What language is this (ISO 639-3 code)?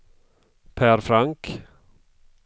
swe